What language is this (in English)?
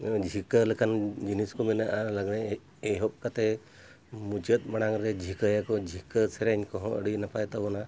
Santali